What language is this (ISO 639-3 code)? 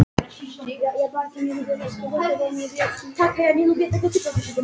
isl